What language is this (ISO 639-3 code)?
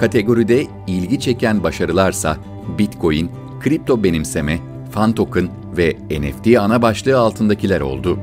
tur